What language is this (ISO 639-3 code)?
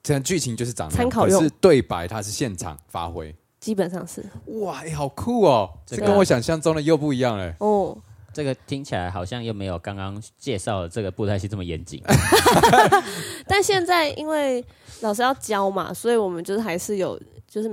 zho